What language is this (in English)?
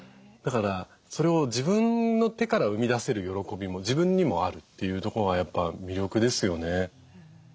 Japanese